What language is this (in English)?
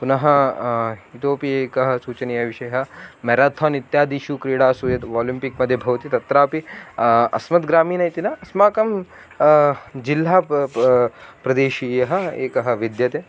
Sanskrit